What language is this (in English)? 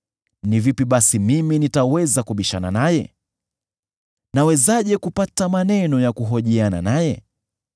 Swahili